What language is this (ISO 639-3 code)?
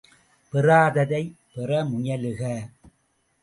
tam